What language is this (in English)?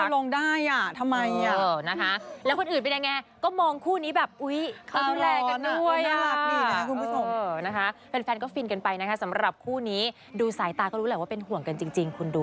Thai